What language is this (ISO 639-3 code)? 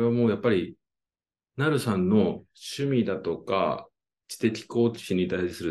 jpn